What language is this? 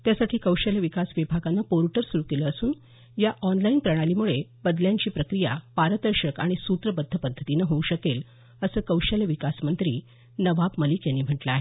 Marathi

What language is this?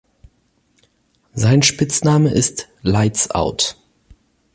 German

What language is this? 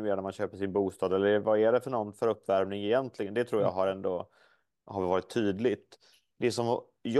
Swedish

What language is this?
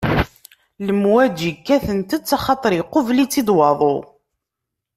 Kabyle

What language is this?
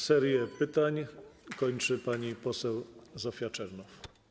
Polish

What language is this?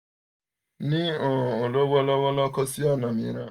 Yoruba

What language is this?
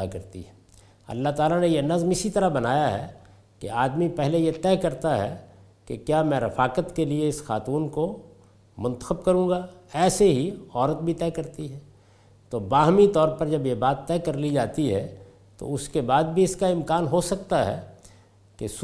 Urdu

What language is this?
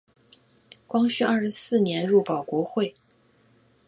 Chinese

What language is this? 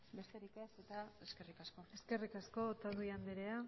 Basque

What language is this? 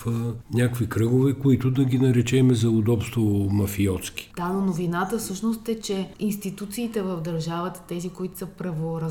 Bulgarian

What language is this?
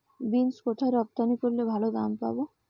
Bangla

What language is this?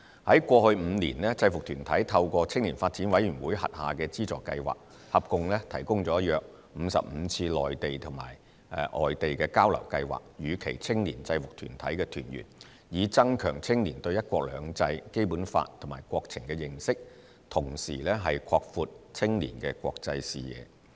Cantonese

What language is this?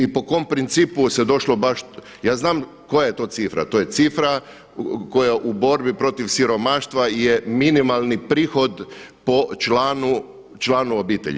Croatian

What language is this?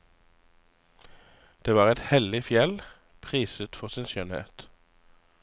Norwegian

